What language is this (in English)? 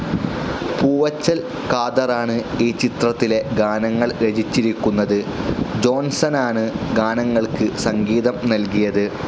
Malayalam